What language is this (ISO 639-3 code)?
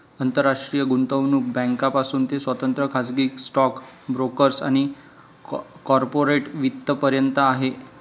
mar